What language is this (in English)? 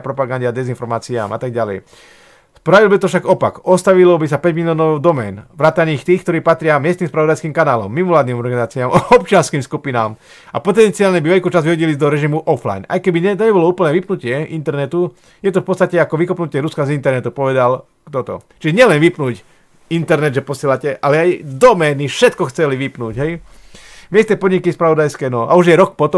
Slovak